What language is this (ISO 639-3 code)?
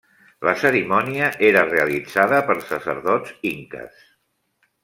cat